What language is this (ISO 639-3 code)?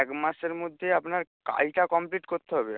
ben